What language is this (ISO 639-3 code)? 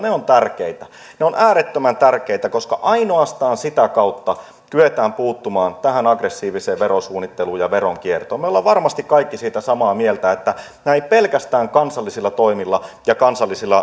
fin